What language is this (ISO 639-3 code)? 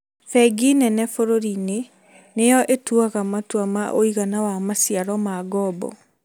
kik